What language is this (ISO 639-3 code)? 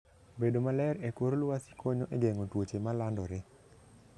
luo